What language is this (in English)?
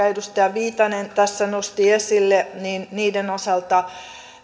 Finnish